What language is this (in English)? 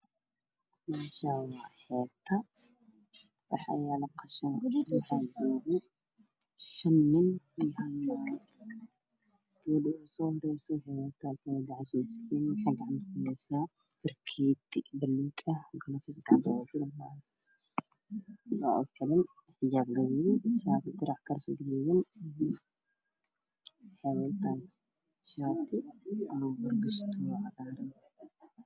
Somali